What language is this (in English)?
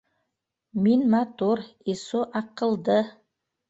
Bashkir